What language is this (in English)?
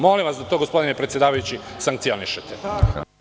Serbian